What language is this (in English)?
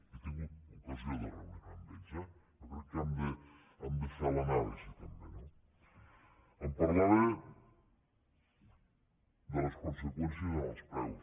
Catalan